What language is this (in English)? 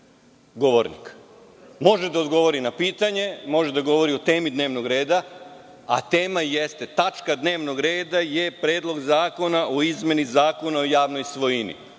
Serbian